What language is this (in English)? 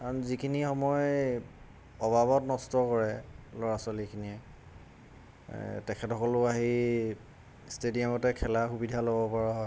Assamese